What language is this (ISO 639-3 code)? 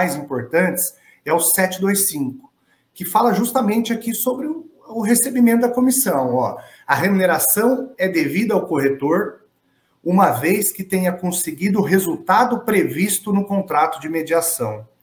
por